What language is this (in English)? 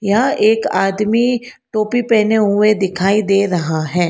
Hindi